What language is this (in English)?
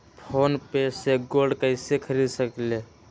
Magahi